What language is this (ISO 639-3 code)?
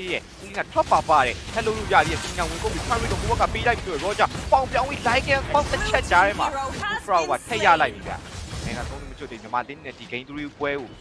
tha